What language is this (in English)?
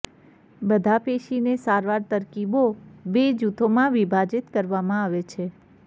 Gujarati